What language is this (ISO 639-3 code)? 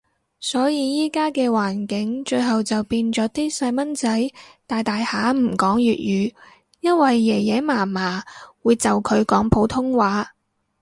yue